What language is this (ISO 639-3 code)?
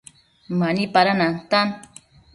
mcf